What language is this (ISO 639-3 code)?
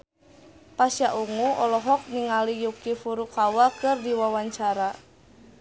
sun